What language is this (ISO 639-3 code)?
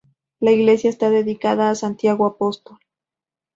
spa